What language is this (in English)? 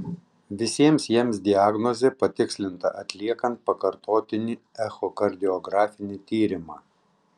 Lithuanian